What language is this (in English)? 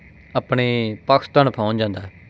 Punjabi